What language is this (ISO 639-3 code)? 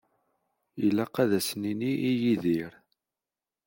kab